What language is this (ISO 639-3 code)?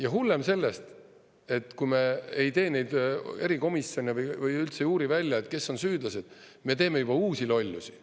est